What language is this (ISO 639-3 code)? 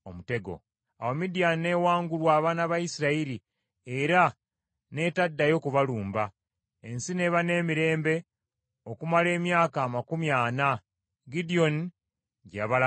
lug